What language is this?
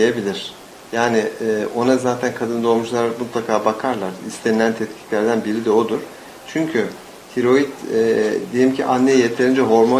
Turkish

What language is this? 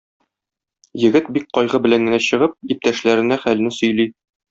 Tatar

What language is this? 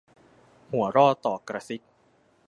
Thai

